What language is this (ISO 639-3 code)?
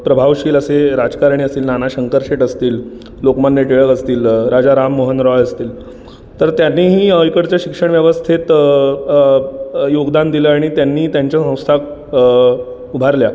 mar